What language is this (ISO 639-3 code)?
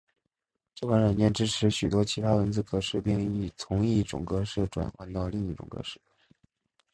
zho